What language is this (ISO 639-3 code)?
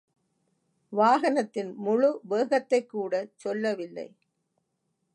tam